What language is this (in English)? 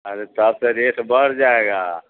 Urdu